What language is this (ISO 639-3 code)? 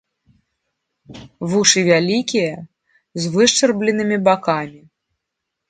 bel